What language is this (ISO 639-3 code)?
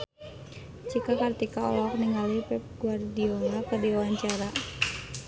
sun